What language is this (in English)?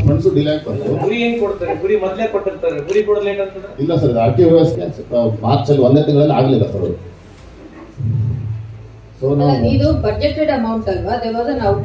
Kannada